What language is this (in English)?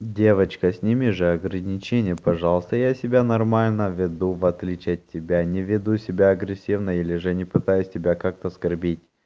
Russian